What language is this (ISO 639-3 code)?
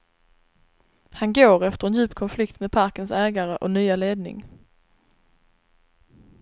swe